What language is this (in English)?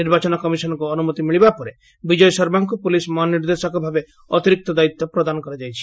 Odia